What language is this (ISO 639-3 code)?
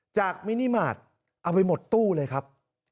tha